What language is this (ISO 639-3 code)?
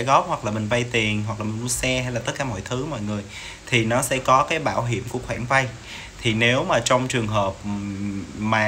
vie